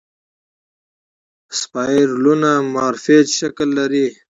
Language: Pashto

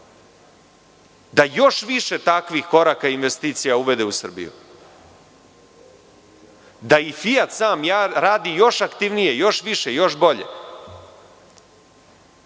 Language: Serbian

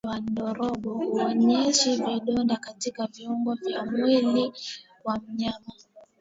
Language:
Swahili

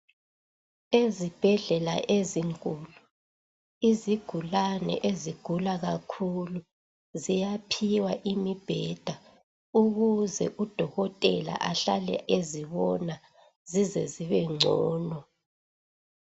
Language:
North Ndebele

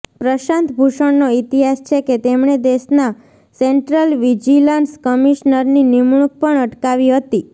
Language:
Gujarati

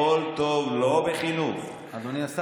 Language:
Hebrew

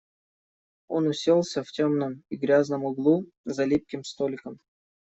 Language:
Russian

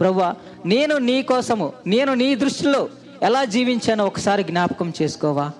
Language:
Telugu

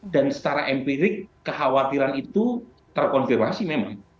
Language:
Indonesian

